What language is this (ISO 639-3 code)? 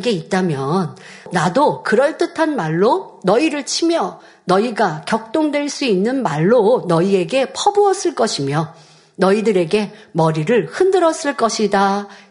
kor